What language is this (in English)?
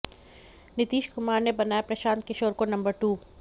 Hindi